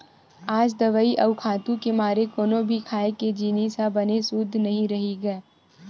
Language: Chhattisgarhi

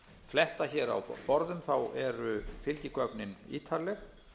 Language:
Icelandic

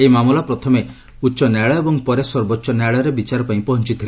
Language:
Odia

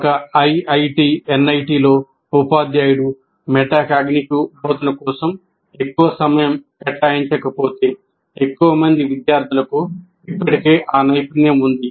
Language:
Telugu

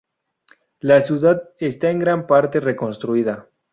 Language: Spanish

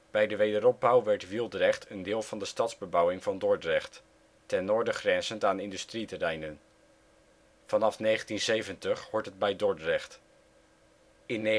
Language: Dutch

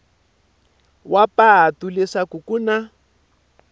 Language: Tsonga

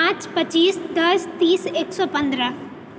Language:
Maithili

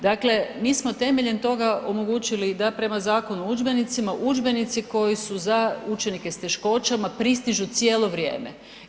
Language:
Croatian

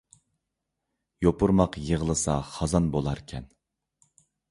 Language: Uyghur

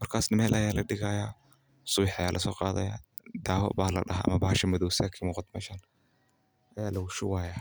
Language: Somali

